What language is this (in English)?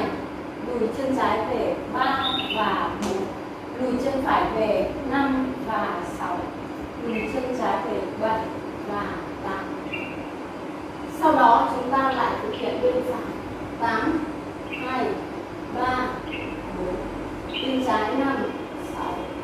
Vietnamese